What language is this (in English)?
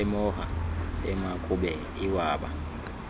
Xhosa